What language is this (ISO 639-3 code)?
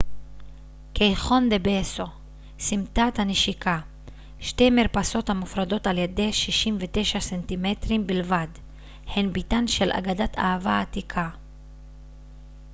heb